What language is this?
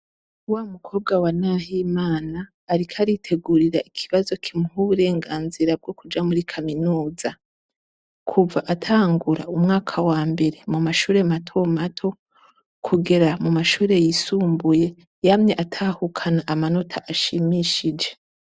Rundi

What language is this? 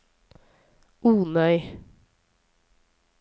Norwegian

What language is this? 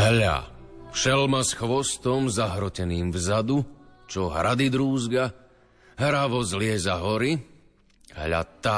Slovak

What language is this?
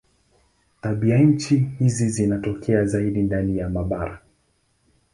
Swahili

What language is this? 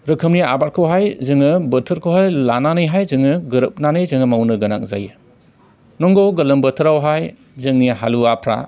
Bodo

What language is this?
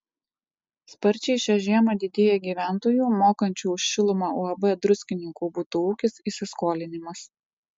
Lithuanian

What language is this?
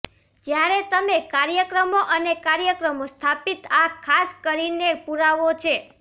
Gujarati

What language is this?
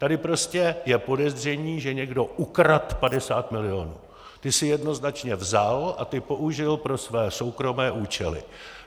Czech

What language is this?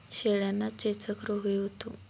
Marathi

